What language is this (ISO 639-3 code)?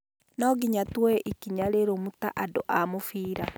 kik